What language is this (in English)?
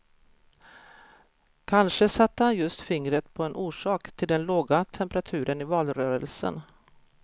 Swedish